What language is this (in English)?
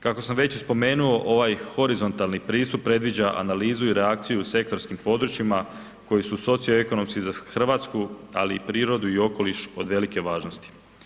Croatian